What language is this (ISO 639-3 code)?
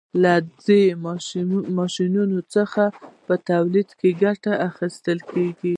pus